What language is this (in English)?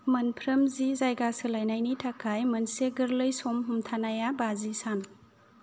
Bodo